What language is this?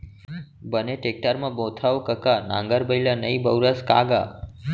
Chhattisgarhi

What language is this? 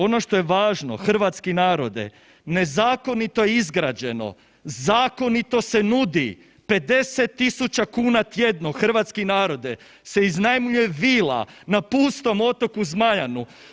Croatian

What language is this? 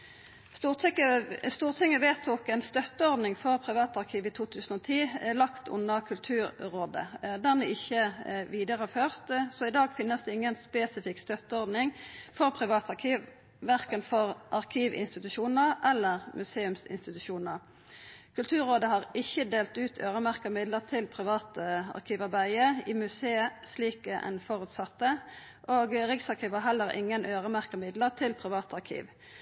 Norwegian Nynorsk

